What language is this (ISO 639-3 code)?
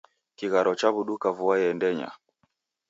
dav